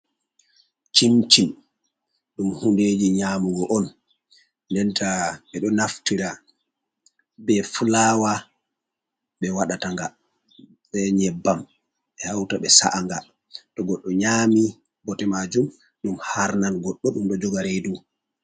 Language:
Fula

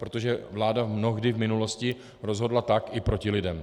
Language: Czech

